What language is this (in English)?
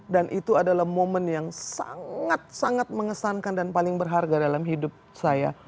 Indonesian